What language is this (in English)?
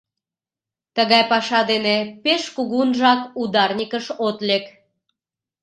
Mari